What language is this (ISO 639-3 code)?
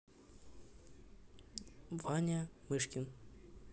rus